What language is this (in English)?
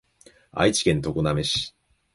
Japanese